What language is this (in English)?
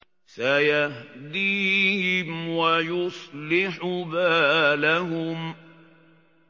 Arabic